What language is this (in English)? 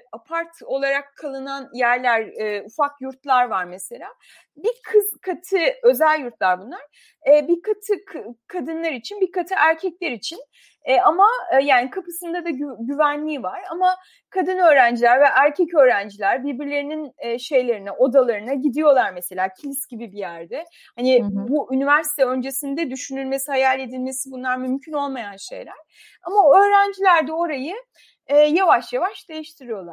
Turkish